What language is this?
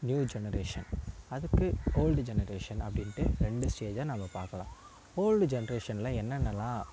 Tamil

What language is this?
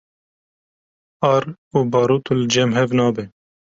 Kurdish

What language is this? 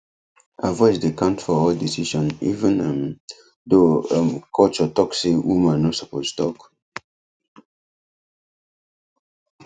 Nigerian Pidgin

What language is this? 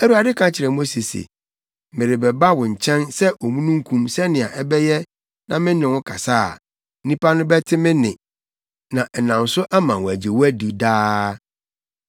Akan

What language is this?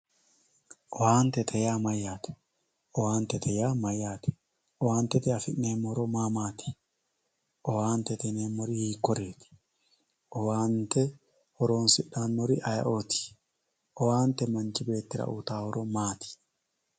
Sidamo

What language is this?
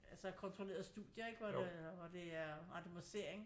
Danish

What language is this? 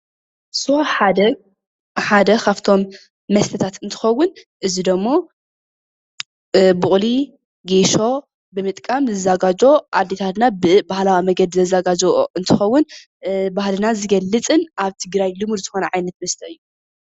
Tigrinya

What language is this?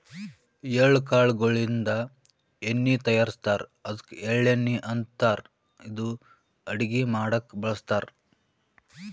Kannada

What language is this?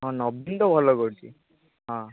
Odia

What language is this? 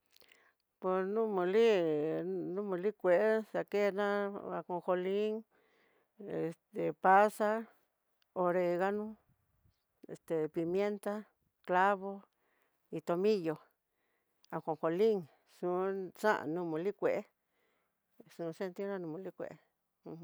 Tidaá Mixtec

